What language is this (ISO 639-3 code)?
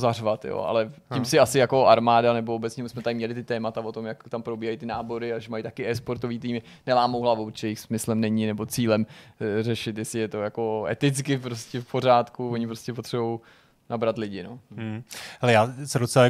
ces